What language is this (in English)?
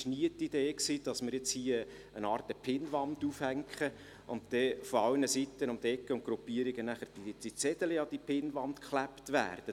Swiss German